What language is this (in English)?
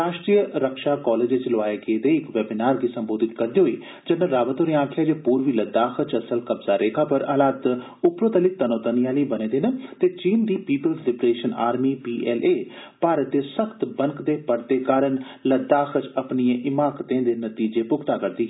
Dogri